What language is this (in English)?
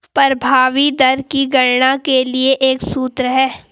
Hindi